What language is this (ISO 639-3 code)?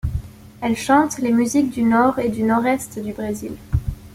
fra